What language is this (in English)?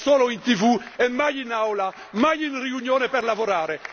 Italian